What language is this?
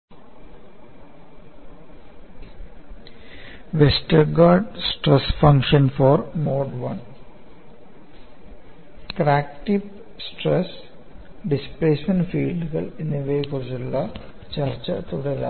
Malayalam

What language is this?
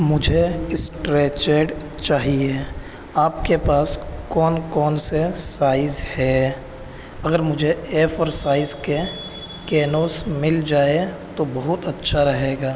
Urdu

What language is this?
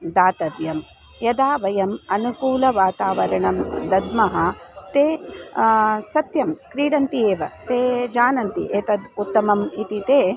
Sanskrit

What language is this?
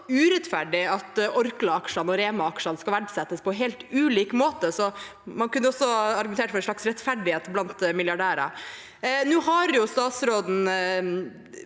Norwegian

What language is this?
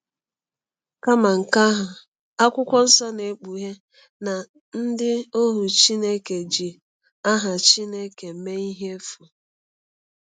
Igbo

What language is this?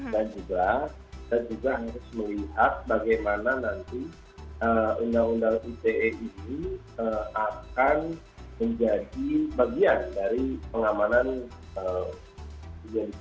Indonesian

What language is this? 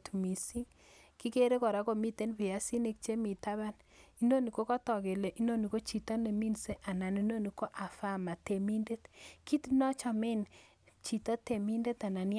Kalenjin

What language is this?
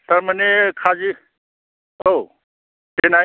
Bodo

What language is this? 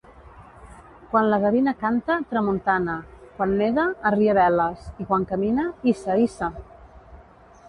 Catalan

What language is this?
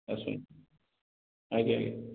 Odia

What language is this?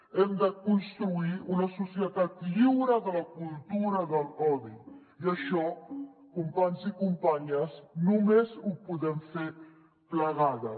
Catalan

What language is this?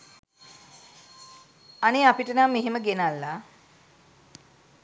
Sinhala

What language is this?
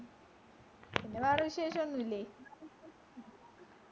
Malayalam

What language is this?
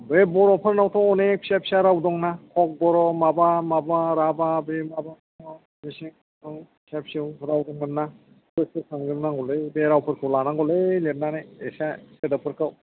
Bodo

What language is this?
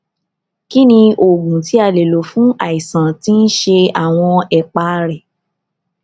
Yoruba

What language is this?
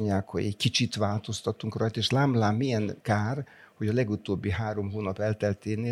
Hungarian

